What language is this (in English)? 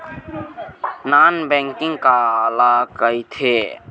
Chhattisgarhi